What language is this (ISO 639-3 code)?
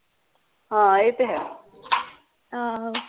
pan